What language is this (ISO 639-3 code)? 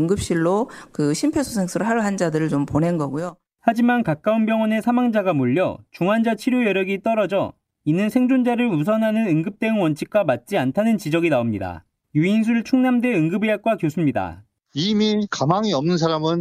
kor